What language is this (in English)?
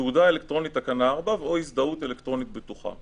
Hebrew